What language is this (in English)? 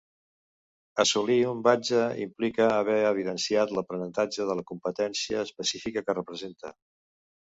Catalan